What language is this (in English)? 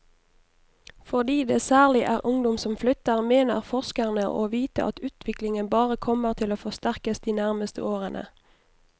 Norwegian